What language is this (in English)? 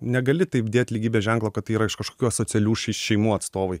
Lithuanian